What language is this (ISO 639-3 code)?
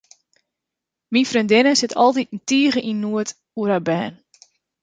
fry